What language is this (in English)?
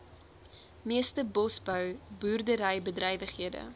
Afrikaans